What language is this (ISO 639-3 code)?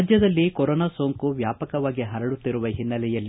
kan